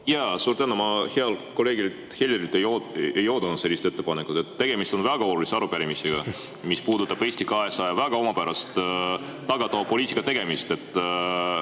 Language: Estonian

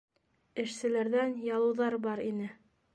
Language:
Bashkir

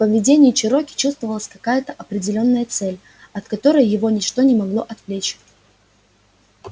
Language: Russian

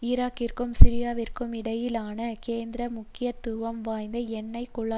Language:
Tamil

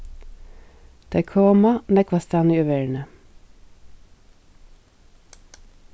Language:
Faroese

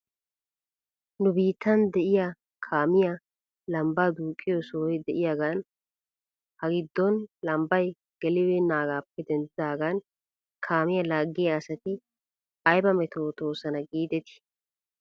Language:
Wolaytta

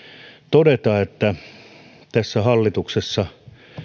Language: Finnish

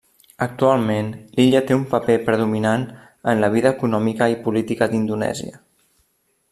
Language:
Catalan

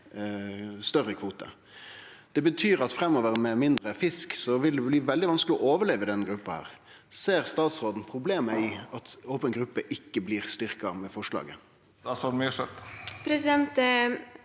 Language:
Norwegian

